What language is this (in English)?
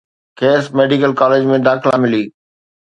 Sindhi